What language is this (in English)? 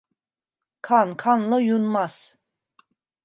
Turkish